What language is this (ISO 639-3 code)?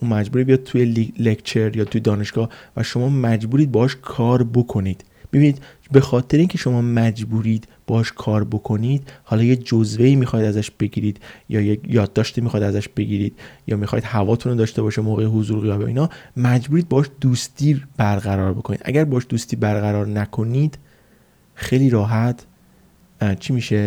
fas